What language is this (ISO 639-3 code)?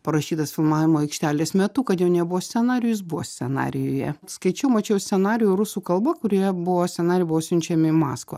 lit